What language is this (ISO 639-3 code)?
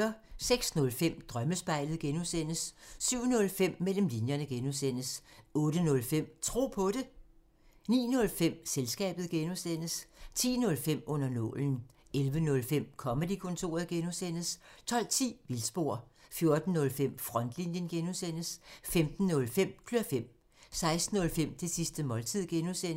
dan